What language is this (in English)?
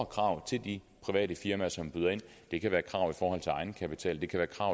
Danish